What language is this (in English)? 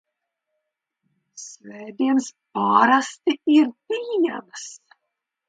Latvian